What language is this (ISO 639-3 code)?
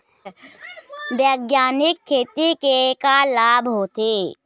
hne